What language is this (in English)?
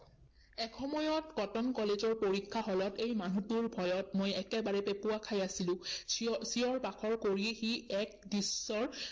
Assamese